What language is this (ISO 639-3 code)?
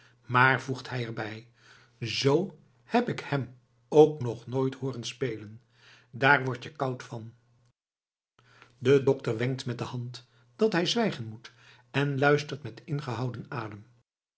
nld